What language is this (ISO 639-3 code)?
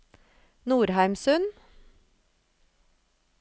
nor